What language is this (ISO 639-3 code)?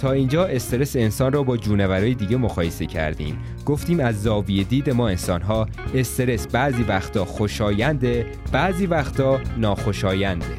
fas